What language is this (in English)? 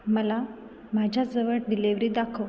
Marathi